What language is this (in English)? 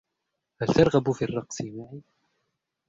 Arabic